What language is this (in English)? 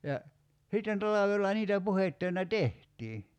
Finnish